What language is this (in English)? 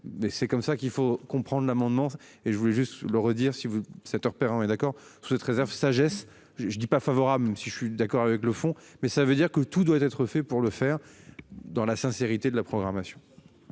French